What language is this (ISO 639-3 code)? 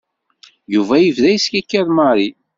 kab